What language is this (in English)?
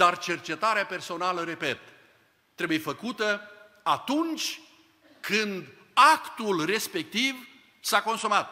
Romanian